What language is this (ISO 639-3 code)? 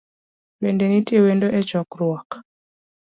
luo